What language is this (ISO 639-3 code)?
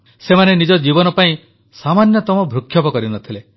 ori